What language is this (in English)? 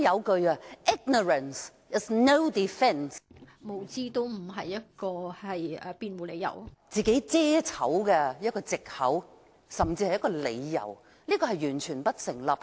Cantonese